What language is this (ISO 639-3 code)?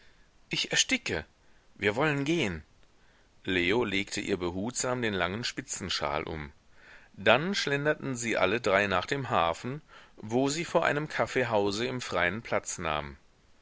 deu